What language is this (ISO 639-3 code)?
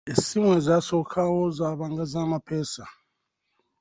lug